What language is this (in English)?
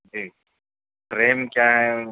Urdu